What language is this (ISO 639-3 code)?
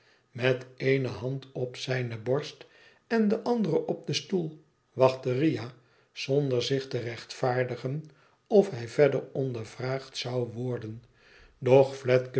nld